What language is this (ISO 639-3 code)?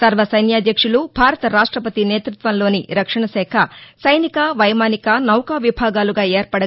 tel